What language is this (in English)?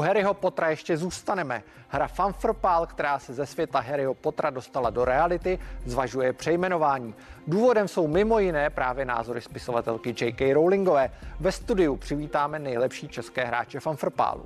Czech